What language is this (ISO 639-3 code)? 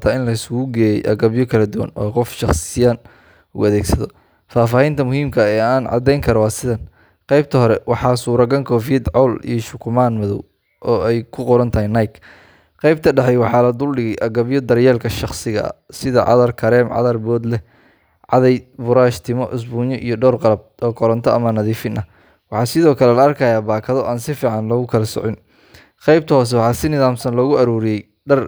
som